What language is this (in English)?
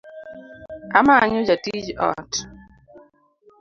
Luo (Kenya and Tanzania)